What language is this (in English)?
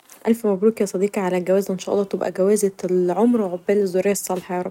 Egyptian Arabic